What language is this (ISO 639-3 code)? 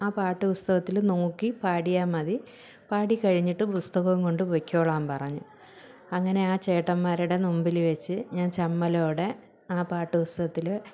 mal